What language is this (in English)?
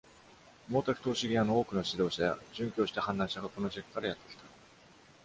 Japanese